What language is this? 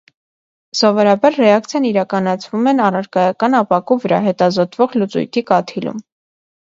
Armenian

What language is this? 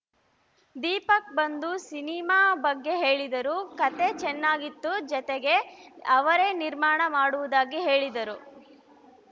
Kannada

